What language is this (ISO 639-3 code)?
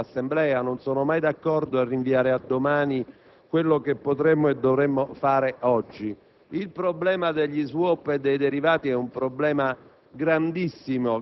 ita